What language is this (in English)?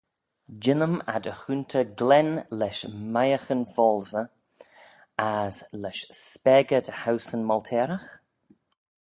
Manx